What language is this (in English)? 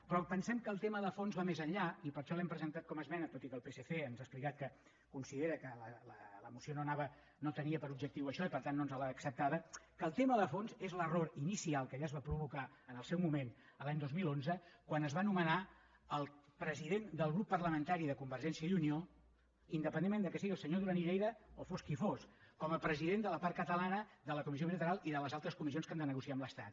Catalan